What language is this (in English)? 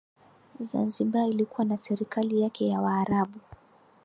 Swahili